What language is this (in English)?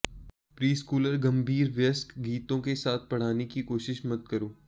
Hindi